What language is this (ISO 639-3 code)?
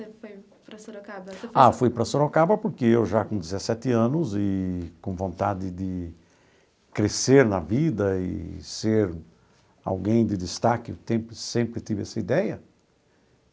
por